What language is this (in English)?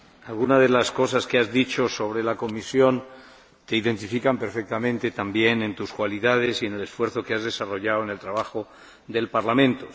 Spanish